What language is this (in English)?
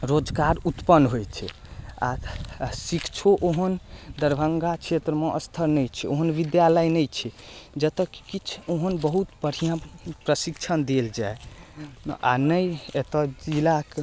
Maithili